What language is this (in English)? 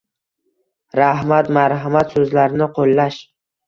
Uzbek